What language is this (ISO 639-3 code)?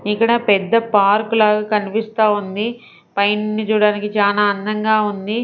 tel